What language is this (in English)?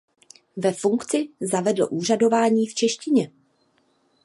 Czech